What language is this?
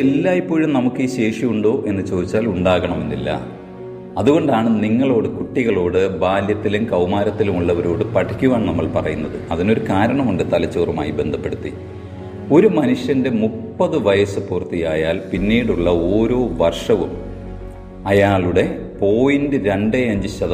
Malayalam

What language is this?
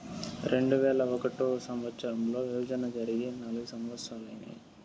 Telugu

